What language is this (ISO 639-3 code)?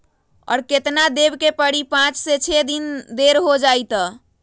mag